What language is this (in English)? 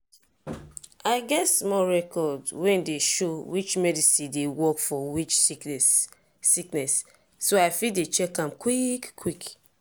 Nigerian Pidgin